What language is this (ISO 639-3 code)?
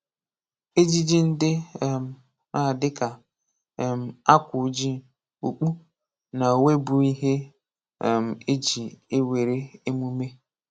ibo